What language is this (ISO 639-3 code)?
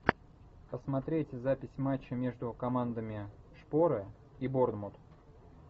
rus